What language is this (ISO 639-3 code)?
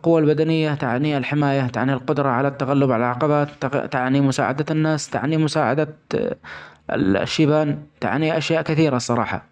acx